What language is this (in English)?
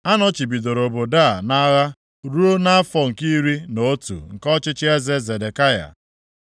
Igbo